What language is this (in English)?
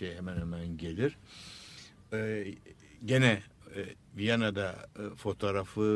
Turkish